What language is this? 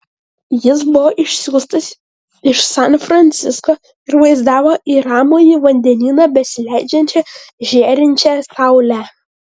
Lithuanian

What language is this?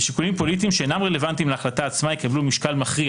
Hebrew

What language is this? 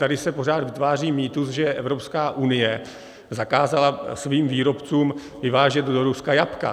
Czech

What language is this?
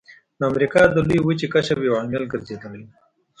Pashto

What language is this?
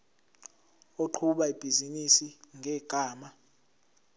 Zulu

